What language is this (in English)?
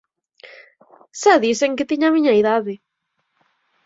Galician